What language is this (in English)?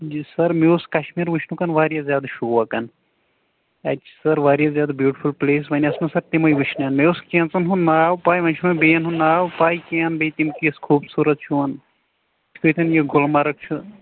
Kashmiri